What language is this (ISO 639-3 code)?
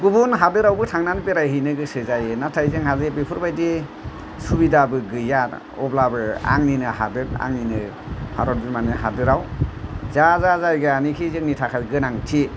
brx